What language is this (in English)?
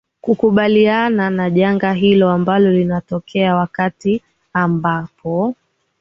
Swahili